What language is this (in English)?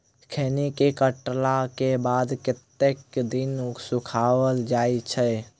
Maithili